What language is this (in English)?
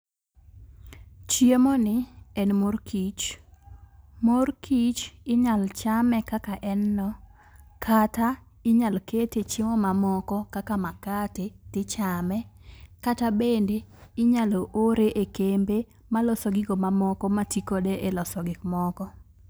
Luo (Kenya and Tanzania)